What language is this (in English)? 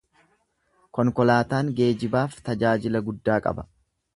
Oromo